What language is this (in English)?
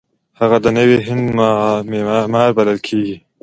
Pashto